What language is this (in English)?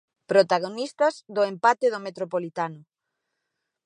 Galician